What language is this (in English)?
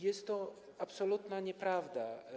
Polish